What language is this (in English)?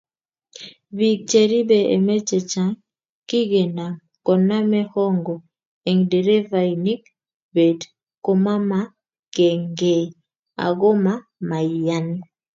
Kalenjin